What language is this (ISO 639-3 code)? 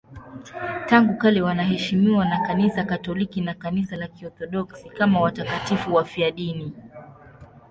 swa